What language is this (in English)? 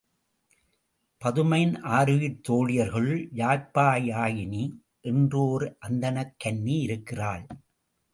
Tamil